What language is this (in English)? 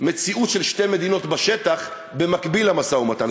Hebrew